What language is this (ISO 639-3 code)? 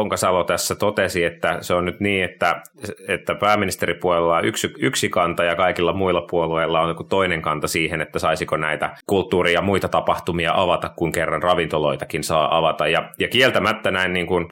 fin